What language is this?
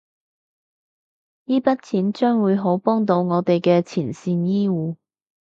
Cantonese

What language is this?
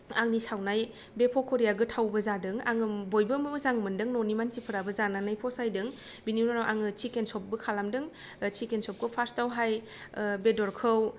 Bodo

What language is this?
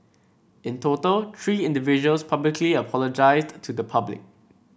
English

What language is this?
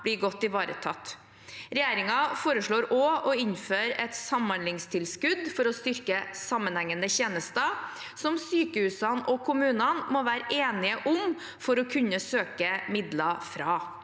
Norwegian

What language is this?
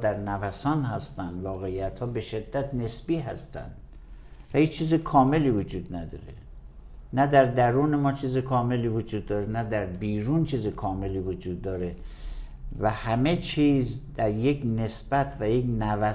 Persian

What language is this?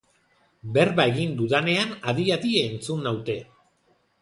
Basque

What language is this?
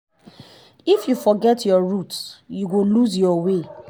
Nigerian Pidgin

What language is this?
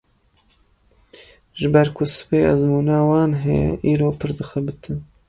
Kurdish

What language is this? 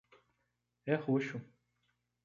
Portuguese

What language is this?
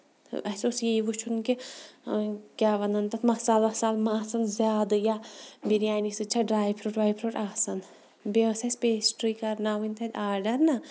Kashmiri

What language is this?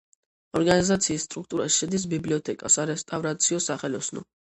Georgian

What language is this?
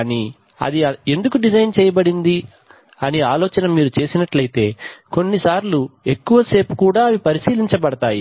Telugu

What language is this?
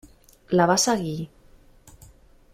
Catalan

